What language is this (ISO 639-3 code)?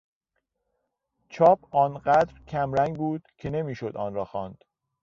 fas